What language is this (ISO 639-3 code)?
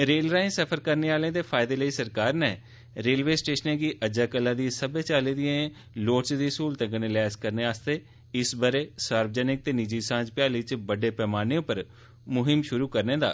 doi